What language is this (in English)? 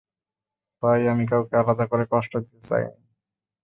Bangla